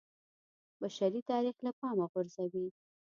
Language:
Pashto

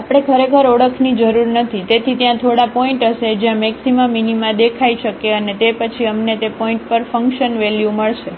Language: Gujarati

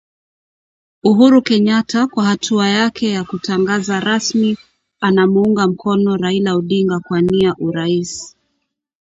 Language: Swahili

